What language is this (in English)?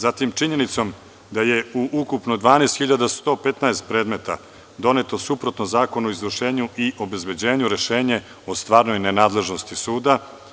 Serbian